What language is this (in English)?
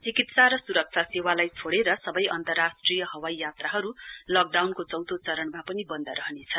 Nepali